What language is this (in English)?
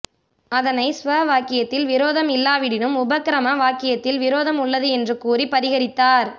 Tamil